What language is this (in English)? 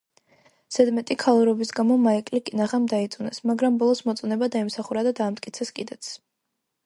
Georgian